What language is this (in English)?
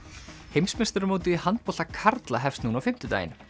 Icelandic